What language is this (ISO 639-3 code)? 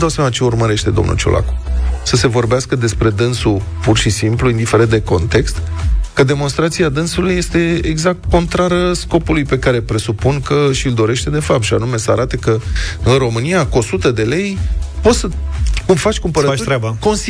ron